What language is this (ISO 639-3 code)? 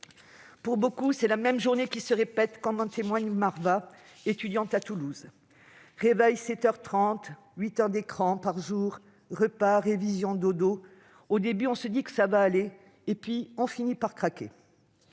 fra